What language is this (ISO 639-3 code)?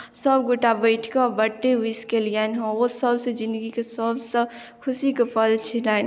mai